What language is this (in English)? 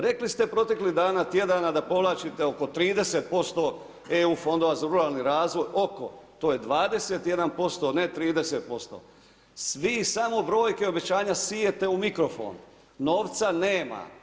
Croatian